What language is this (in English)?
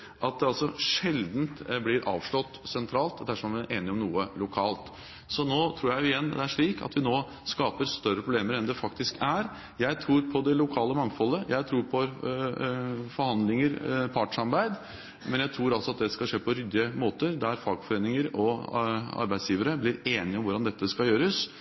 Norwegian Bokmål